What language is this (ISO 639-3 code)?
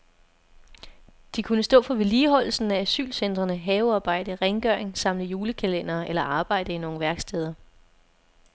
dan